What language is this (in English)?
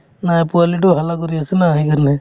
Assamese